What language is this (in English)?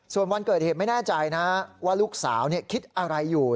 Thai